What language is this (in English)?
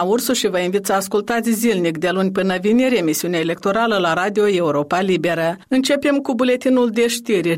Romanian